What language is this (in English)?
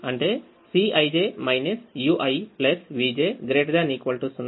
Telugu